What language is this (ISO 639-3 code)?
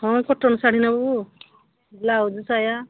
ori